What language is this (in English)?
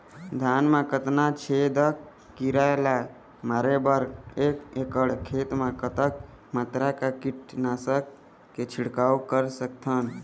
Chhattisgarhi